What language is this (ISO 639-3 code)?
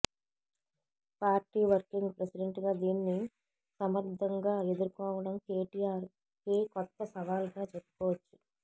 tel